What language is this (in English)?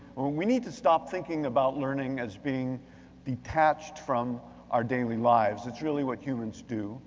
English